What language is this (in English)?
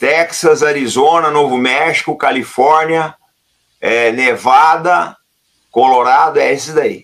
Portuguese